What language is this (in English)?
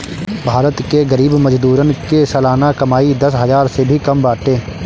Bhojpuri